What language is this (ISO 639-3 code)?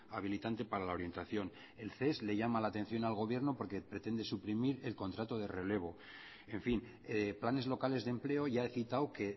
spa